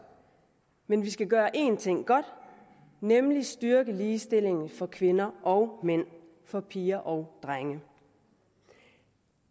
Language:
Danish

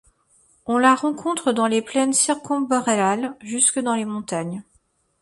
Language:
French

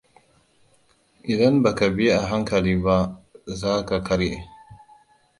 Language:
Hausa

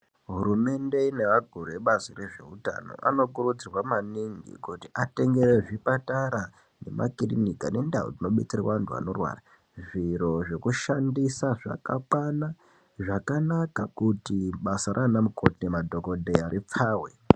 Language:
Ndau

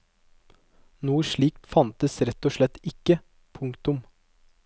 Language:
Norwegian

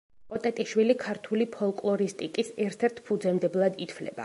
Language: Georgian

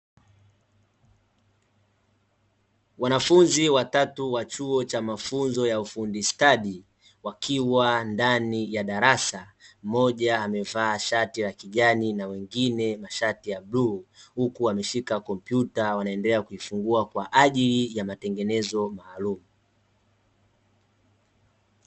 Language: Swahili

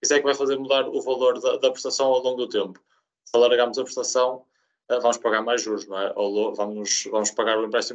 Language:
Portuguese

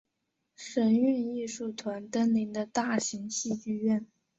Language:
Chinese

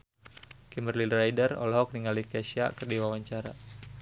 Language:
Sundanese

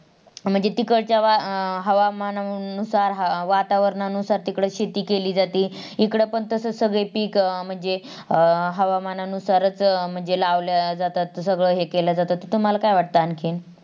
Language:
Marathi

